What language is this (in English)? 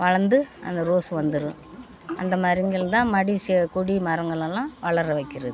Tamil